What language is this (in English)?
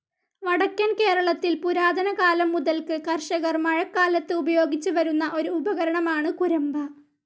Malayalam